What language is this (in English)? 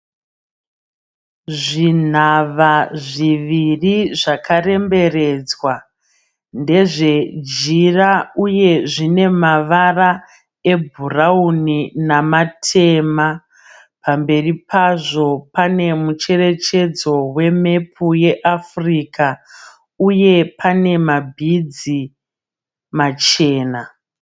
Shona